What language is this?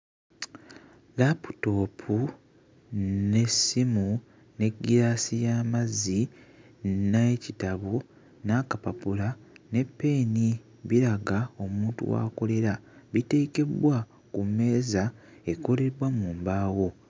Ganda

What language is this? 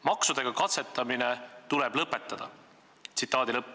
Estonian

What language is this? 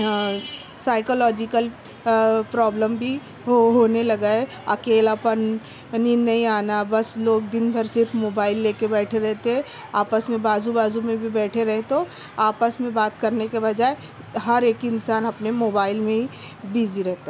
Urdu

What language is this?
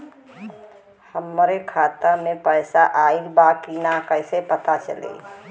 Bhojpuri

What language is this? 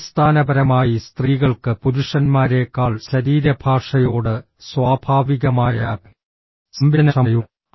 Malayalam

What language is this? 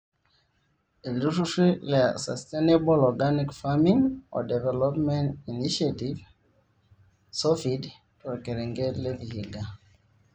Masai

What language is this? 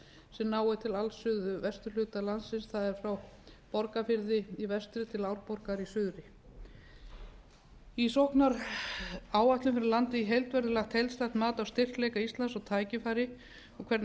Icelandic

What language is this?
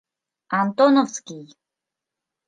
Mari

